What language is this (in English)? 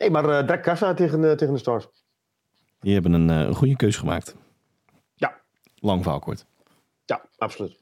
Dutch